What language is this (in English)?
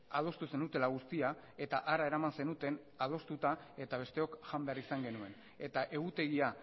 Basque